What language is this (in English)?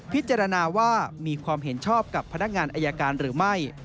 Thai